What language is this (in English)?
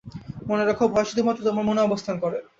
Bangla